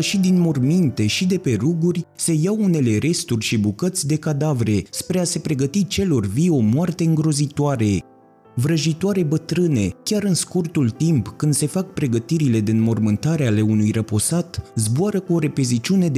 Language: Romanian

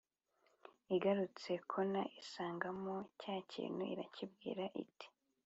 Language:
Kinyarwanda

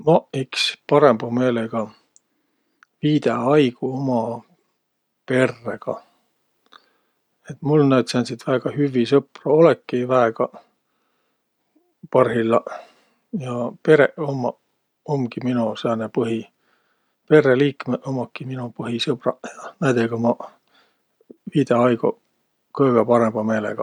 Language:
Võro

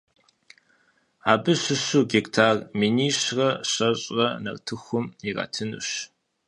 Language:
Kabardian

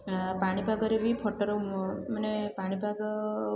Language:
Odia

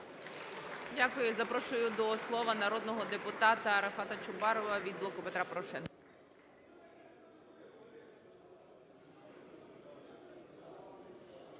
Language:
Ukrainian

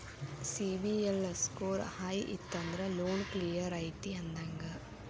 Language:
Kannada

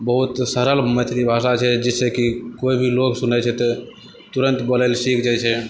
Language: Maithili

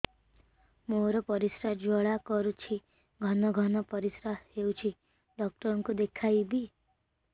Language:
Odia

